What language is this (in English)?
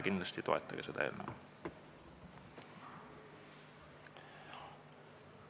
Estonian